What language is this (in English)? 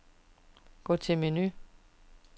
Danish